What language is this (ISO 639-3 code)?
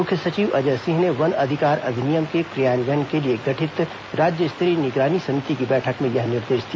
hin